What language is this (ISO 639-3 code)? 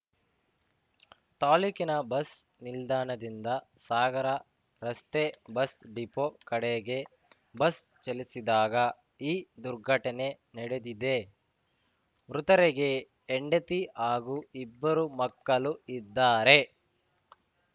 kan